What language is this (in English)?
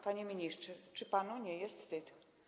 Polish